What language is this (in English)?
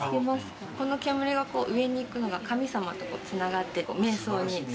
Japanese